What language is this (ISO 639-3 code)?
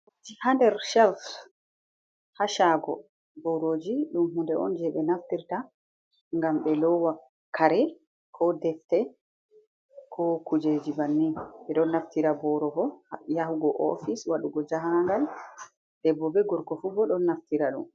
ful